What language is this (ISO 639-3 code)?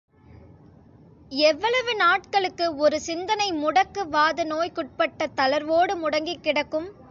tam